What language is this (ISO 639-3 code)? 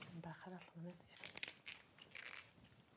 cym